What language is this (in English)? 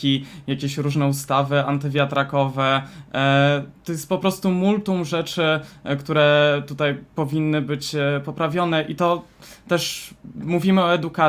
Polish